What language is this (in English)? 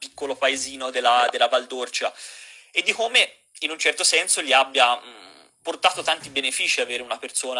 Italian